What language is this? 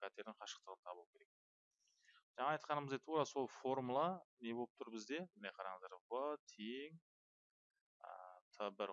Turkish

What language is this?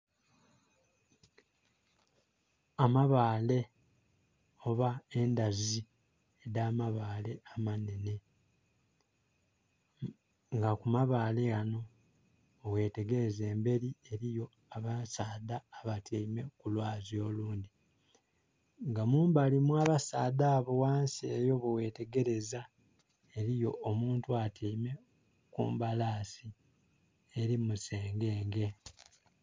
Soga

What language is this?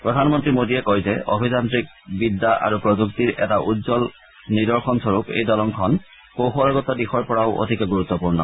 Assamese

